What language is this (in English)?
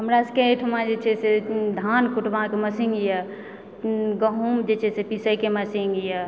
Maithili